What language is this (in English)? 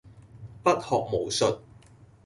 Cantonese